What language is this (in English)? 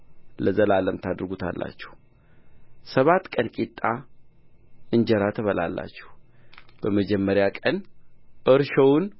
Amharic